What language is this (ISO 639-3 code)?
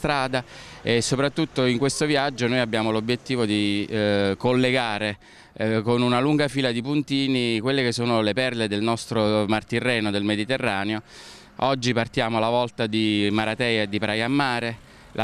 ita